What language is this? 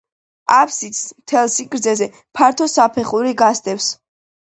Georgian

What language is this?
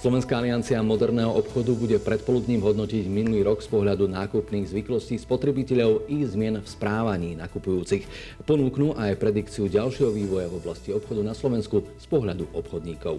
Slovak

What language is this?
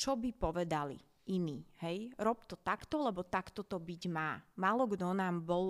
Slovak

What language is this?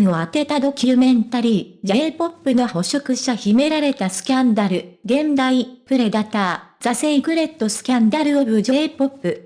Japanese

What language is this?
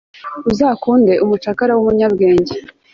Kinyarwanda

